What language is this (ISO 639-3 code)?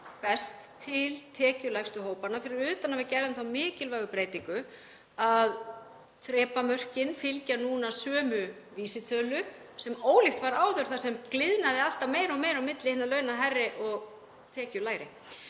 isl